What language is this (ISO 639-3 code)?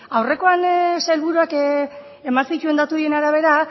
eus